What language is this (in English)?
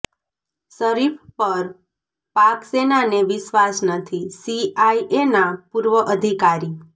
Gujarati